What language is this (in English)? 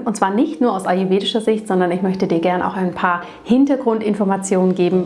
German